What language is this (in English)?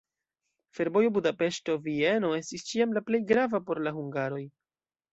Esperanto